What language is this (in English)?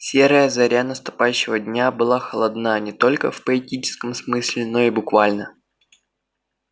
Russian